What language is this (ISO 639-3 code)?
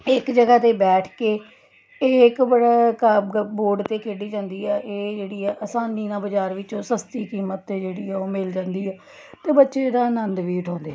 pan